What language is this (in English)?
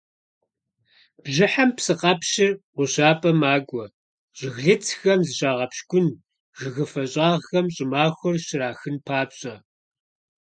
Kabardian